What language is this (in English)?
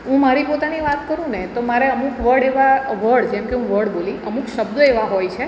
Gujarati